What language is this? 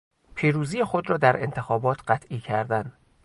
Persian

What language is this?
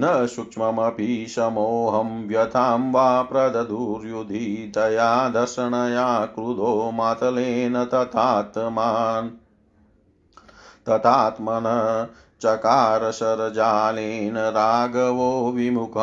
Hindi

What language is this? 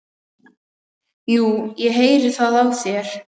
Icelandic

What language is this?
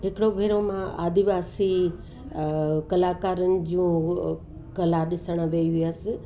Sindhi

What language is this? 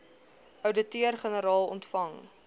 Afrikaans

